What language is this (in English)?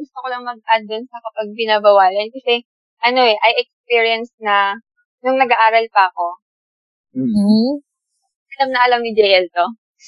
Filipino